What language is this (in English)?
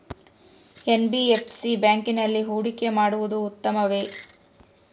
Kannada